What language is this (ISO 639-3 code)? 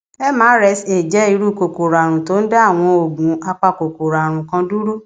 yor